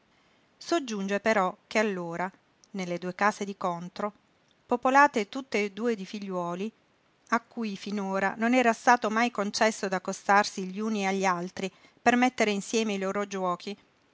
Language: Italian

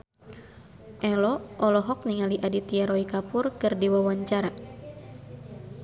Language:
Sundanese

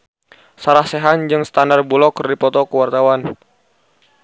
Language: Sundanese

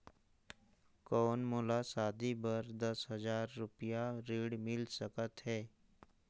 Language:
Chhattisgarhi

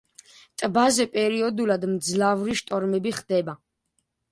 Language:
Georgian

